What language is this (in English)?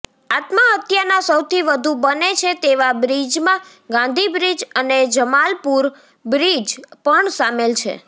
Gujarati